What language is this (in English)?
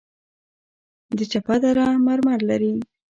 Pashto